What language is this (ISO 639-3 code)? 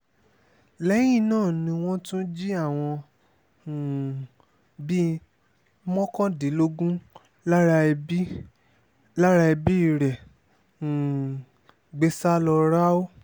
yor